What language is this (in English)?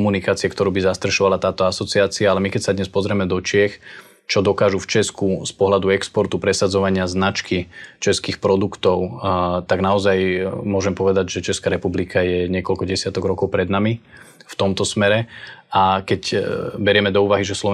Slovak